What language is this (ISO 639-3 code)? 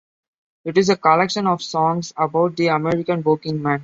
eng